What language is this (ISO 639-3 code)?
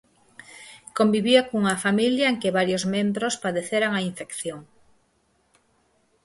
glg